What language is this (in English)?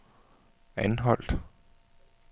Danish